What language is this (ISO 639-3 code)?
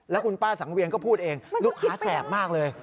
tha